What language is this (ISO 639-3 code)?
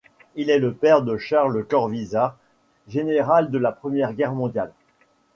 fra